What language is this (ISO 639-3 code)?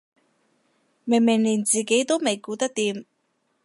yue